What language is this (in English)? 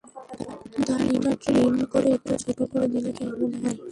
Bangla